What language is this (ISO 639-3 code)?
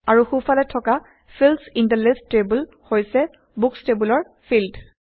asm